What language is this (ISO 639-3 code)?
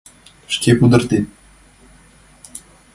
chm